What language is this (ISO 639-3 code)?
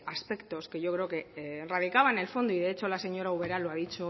spa